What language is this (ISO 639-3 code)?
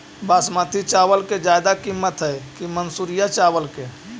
mag